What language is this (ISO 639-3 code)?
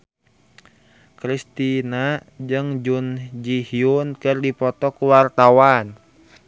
sun